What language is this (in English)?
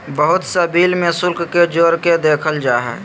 Magahi